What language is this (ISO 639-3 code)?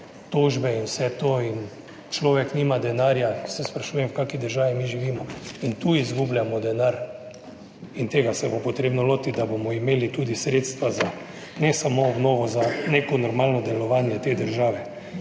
slv